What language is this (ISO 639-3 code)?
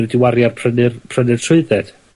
cym